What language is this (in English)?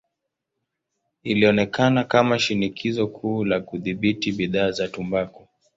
Swahili